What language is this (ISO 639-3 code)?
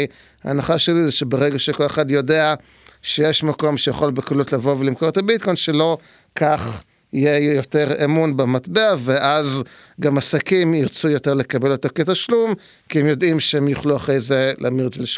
heb